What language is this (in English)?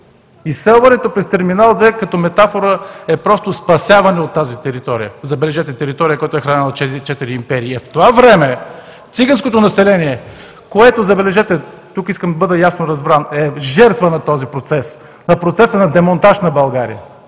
Bulgarian